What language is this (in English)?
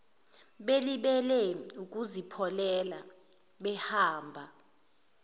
Zulu